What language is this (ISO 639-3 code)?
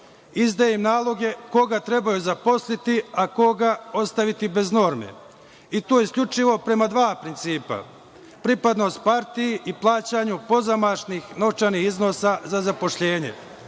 srp